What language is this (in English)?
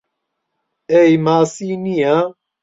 Central Kurdish